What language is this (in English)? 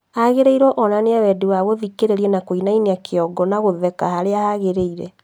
Kikuyu